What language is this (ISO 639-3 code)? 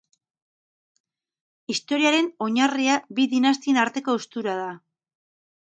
eus